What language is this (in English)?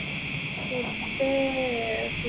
Malayalam